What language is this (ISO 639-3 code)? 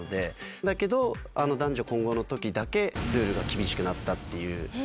jpn